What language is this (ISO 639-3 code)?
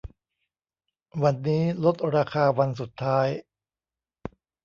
tha